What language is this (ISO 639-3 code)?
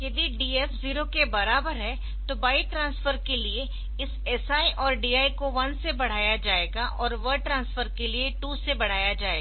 hin